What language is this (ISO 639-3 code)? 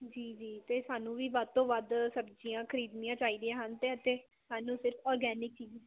pan